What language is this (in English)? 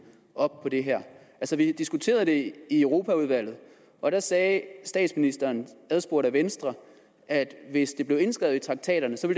Danish